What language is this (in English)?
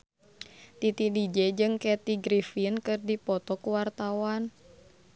Sundanese